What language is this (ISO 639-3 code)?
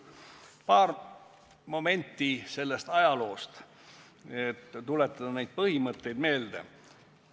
est